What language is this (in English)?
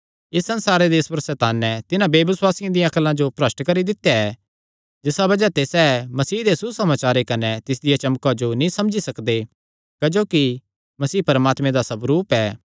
Kangri